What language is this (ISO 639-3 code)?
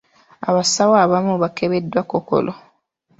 lug